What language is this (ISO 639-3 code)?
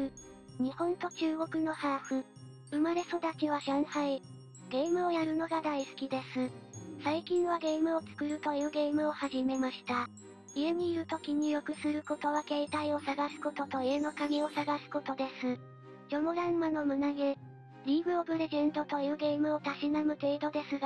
jpn